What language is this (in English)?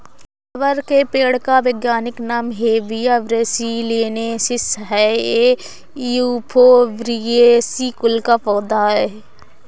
Hindi